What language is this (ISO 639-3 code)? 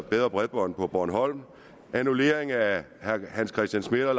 dan